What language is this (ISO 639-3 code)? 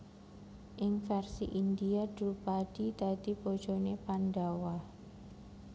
jav